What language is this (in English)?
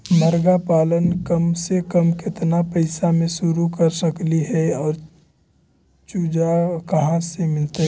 Magahi